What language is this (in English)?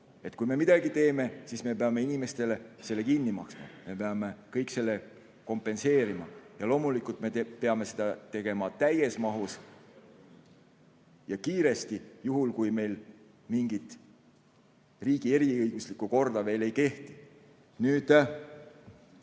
Estonian